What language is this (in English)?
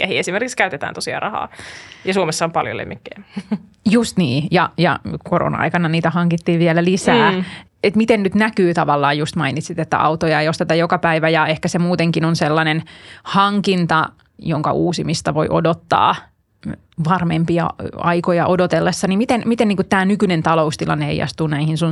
Finnish